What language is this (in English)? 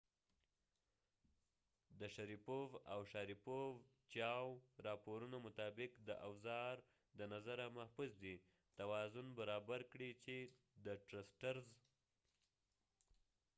Pashto